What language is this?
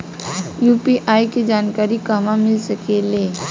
Bhojpuri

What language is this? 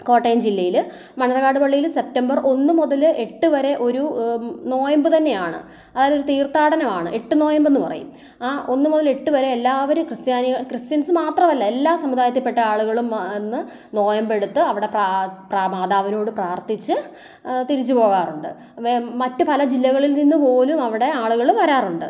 Malayalam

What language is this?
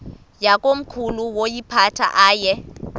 Xhosa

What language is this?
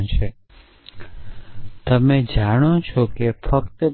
Gujarati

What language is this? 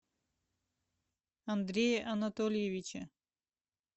Russian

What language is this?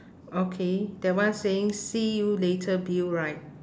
English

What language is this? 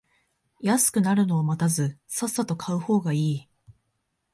Japanese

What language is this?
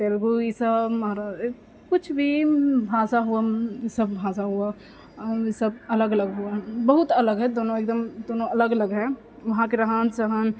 Maithili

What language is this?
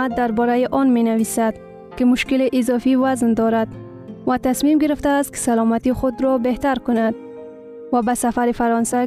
Persian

